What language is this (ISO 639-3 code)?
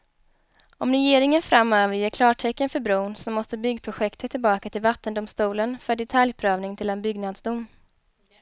swe